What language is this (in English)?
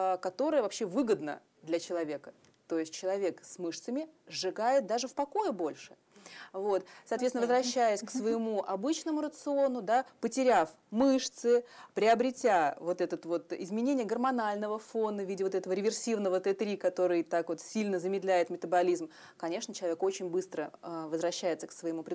Russian